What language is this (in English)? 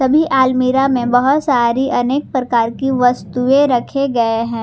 Hindi